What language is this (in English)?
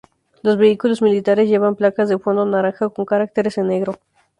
Spanish